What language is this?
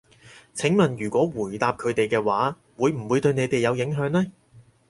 Cantonese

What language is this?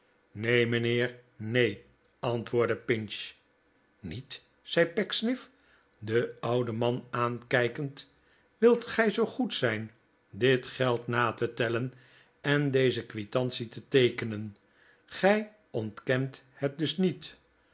Dutch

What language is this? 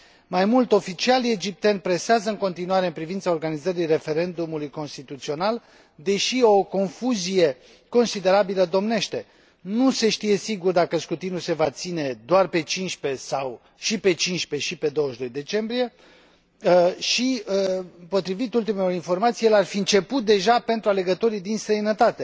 Romanian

